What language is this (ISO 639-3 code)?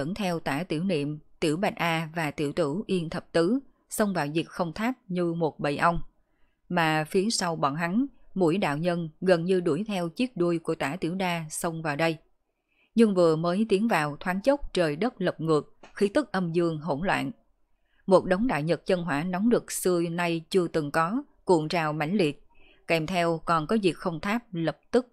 vie